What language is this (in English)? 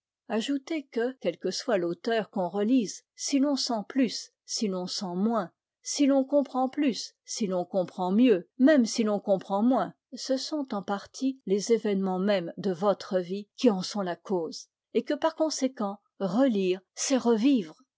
French